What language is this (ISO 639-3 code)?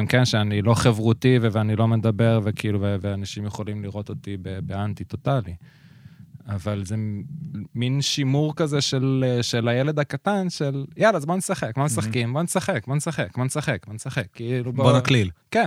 heb